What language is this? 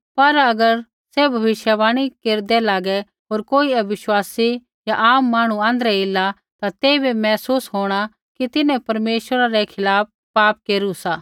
Kullu Pahari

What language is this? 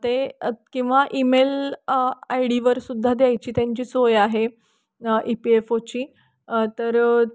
Marathi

